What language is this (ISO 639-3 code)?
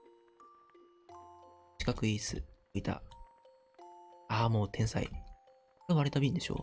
jpn